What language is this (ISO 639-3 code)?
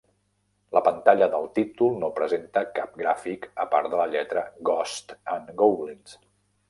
cat